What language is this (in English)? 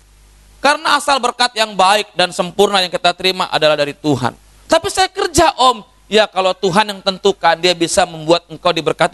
Indonesian